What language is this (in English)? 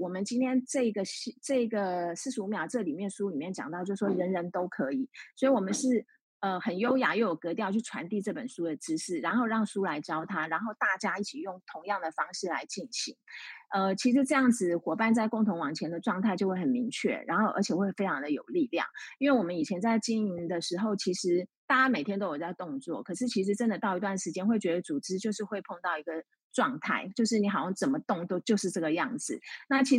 Chinese